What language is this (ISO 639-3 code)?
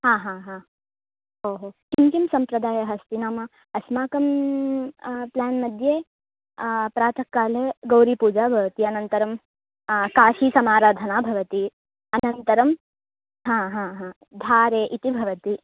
san